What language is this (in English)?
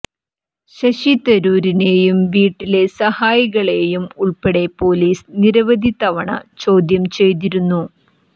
Malayalam